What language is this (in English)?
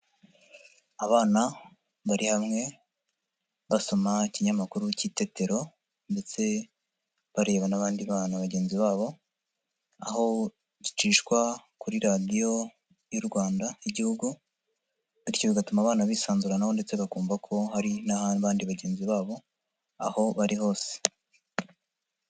Kinyarwanda